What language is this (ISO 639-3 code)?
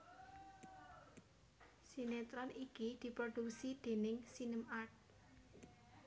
jav